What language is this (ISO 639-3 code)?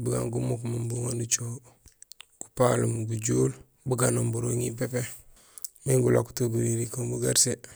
gsl